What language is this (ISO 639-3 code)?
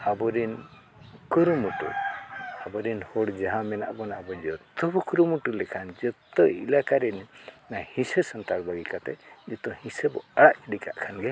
sat